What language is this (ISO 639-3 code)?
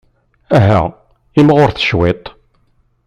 kab